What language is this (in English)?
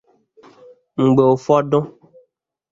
Igbo